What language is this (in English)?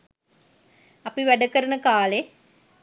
Sinhala